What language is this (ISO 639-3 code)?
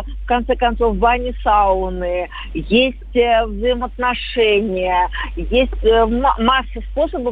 rus